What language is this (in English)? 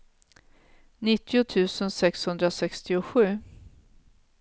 Swedish